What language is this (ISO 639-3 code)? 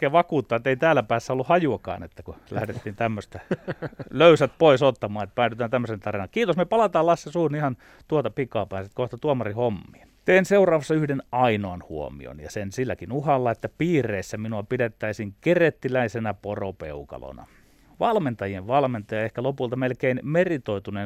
fin